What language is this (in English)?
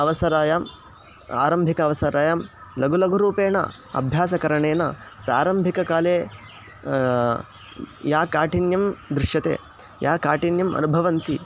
Sanskrit